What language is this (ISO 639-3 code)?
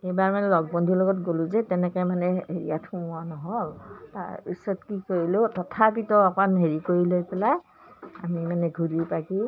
asm